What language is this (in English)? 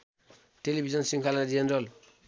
Nepali